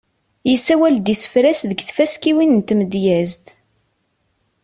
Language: Kabyle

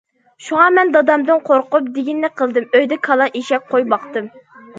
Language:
Uyghur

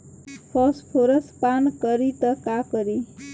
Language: Bhojpuri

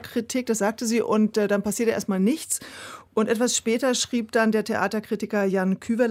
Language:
German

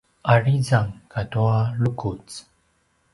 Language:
Paiwan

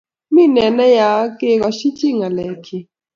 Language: Kalenjin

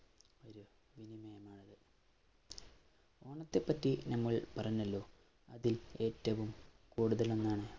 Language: Malayalam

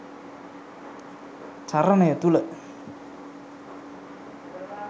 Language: Sinhala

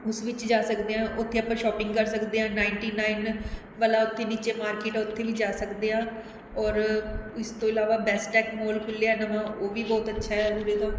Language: Punjabi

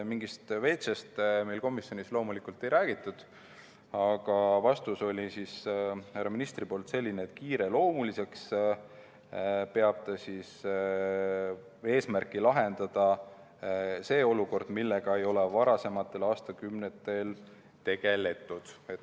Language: Estonian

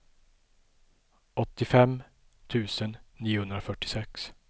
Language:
Swedish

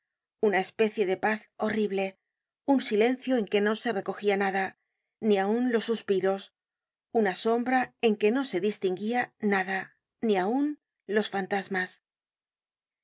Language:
Spanish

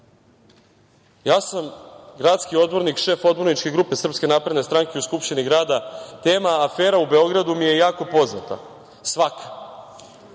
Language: Serbian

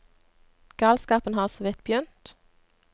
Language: Norwegian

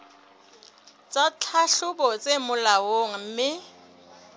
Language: Southern Sotho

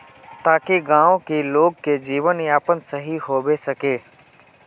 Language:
Magahi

